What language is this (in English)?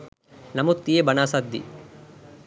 Sinhala